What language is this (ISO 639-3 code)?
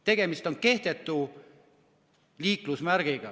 est